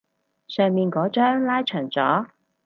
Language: Cantonese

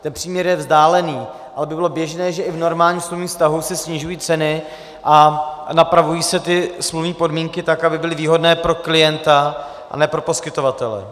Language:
Czech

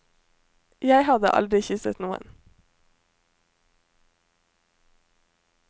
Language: Norwegian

